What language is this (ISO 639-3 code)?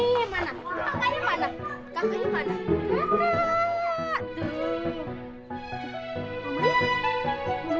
ind